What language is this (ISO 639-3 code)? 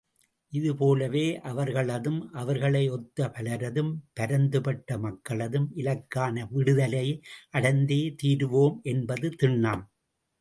tam